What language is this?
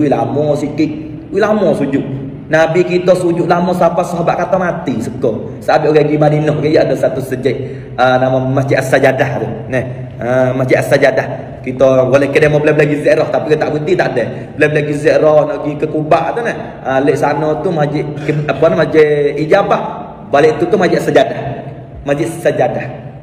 Malay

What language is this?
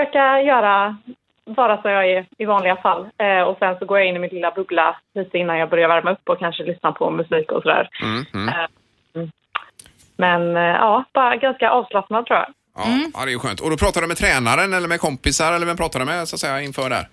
Swedish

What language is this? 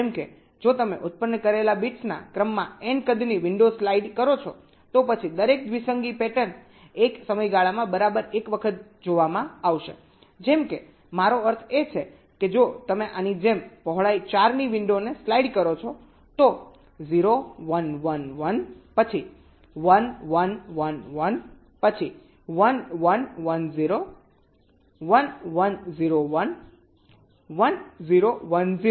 Gujarati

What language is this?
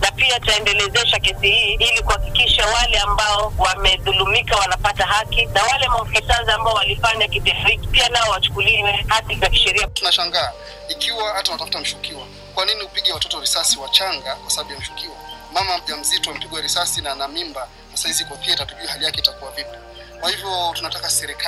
Swahili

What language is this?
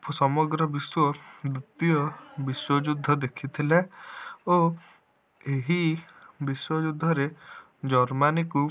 Odia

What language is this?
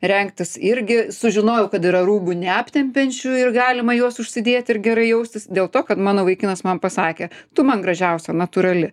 Lithuanian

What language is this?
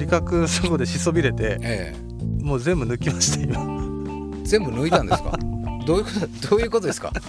Japanese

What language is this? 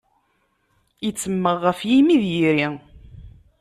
Kabyle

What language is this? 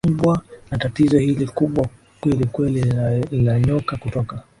Swahili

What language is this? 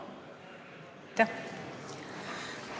Estonian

